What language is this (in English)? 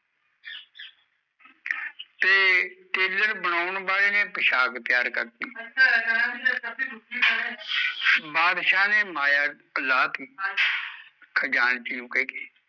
Punjabi